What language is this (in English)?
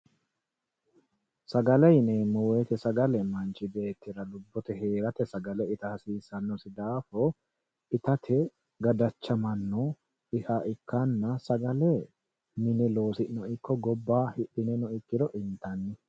Sidamo